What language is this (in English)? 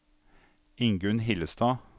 Norwegian